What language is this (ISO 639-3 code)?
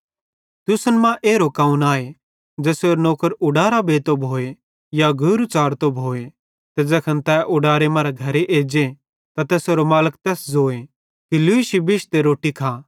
bhd